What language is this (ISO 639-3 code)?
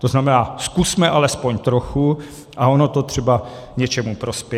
ces